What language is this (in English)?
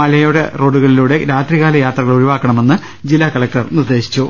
Malayalam